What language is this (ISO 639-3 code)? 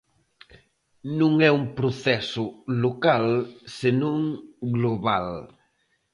glg